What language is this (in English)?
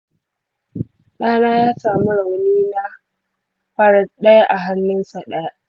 Hausa